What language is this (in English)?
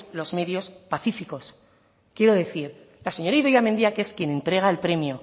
Spanish